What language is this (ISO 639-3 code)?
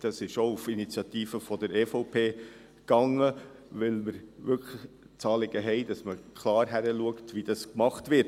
gsw